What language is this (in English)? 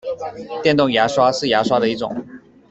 Chinese